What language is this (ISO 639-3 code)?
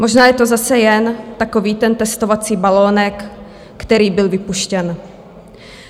ces